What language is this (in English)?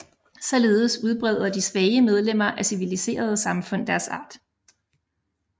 Danish